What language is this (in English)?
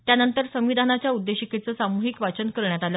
Marathi